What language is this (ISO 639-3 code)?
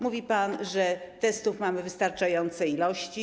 pol